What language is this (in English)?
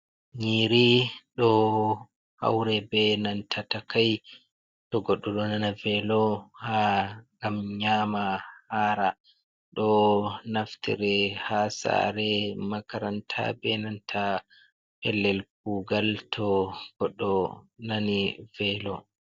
Fula